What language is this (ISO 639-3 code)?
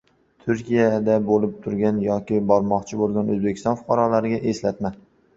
uzb